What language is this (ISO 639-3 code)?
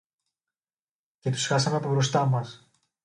ell